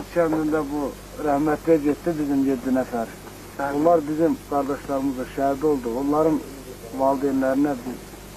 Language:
Turkish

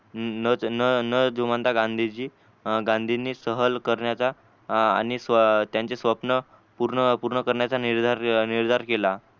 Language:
Marathi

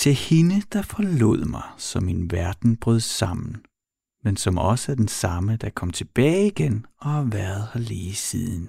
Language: Danish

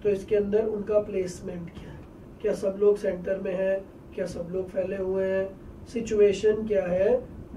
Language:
Portuguese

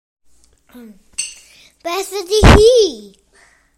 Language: Welsh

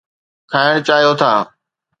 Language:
Sindhi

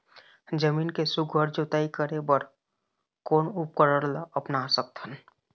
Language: Chhattisgarhi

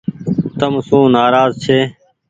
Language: Goaria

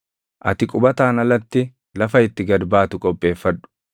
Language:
Oromo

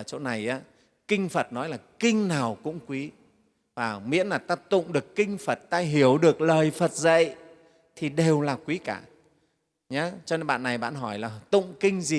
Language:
Vietnamese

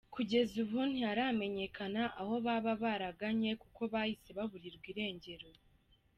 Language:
Kinyarwanda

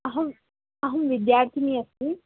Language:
Sanskrit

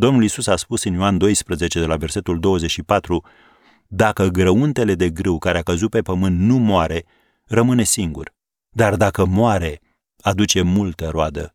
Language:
Romanian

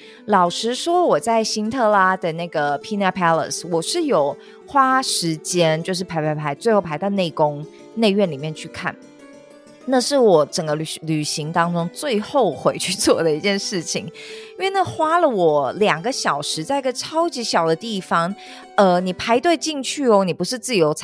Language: Chinese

